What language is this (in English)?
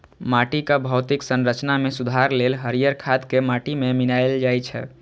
Maithili